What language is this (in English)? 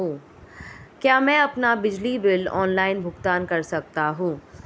Hindi